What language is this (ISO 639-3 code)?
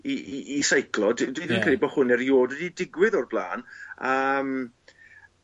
cym